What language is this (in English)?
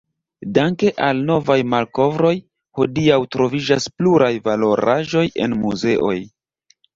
Esperanto